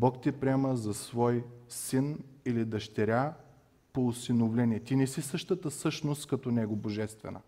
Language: Bulgarian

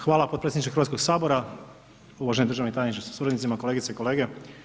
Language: Croatian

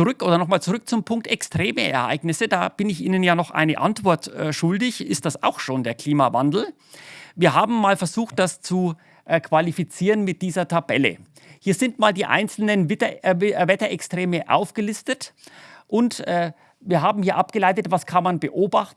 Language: German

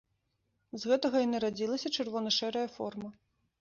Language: Belarusian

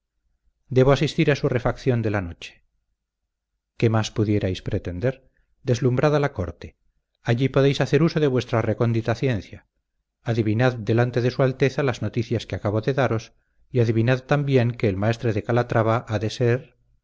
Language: Spanish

